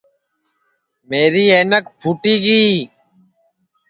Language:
Sansi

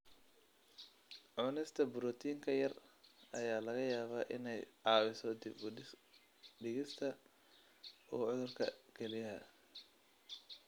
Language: Somali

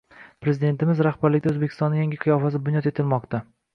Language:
Uzbek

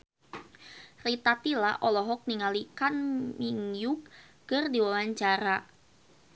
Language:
Sundanese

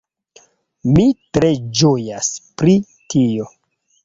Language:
Esperanto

